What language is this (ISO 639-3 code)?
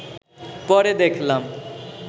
ben